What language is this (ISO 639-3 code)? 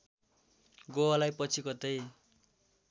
nep